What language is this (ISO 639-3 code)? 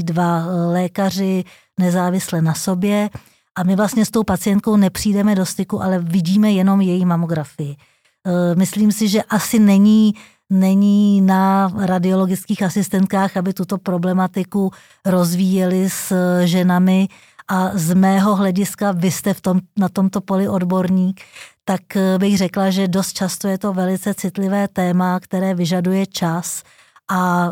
ces